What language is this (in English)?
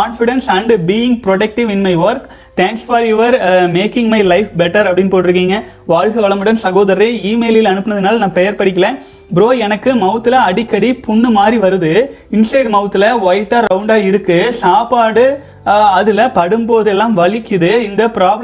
Tamil